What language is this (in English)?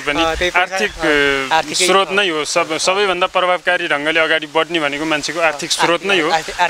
Turkish